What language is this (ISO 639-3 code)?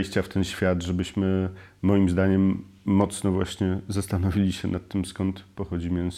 pol